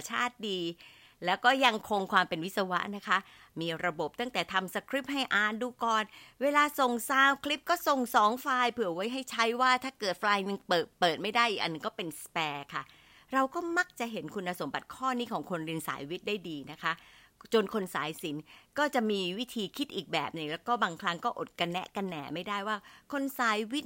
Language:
Thai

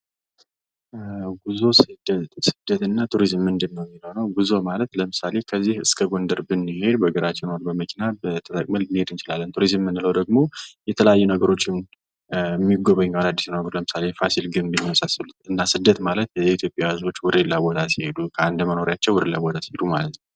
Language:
Amharic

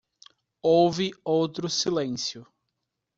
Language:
Portuguese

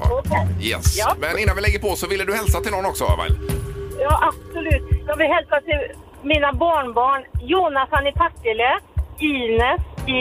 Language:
Swedish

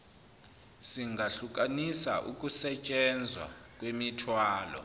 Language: Zulu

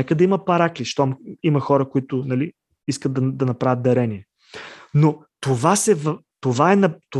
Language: Bulgarian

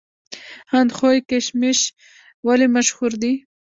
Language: Pashto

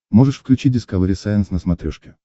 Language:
Russian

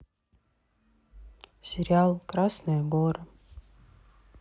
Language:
Russian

